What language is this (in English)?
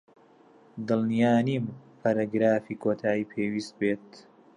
Central Kurdish